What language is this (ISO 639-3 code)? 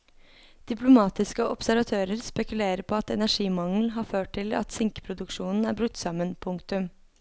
nor